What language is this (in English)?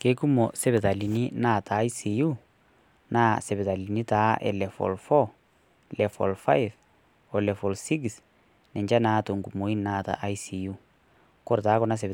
Masai